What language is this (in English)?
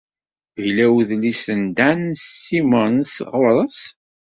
Kabyle